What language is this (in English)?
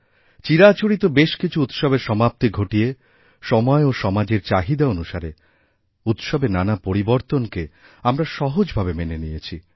Bangla